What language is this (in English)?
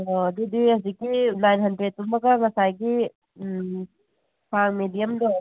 Manipuri